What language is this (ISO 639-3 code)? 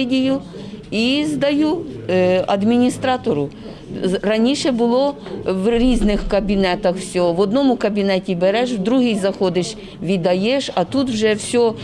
ukr